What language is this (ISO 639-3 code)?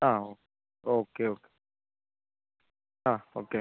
mal